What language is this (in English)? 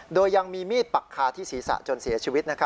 Thai